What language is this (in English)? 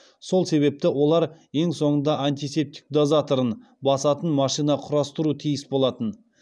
Kazakh